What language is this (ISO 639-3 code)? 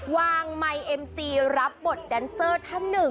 tha